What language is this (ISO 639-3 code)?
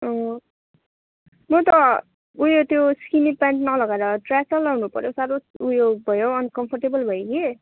nep